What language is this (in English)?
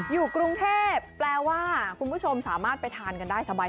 Thai